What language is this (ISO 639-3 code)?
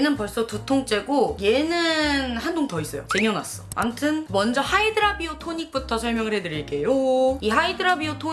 kor